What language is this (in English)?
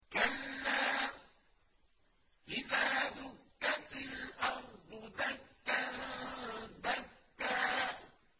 Arabic